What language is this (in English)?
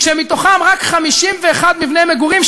Hebrew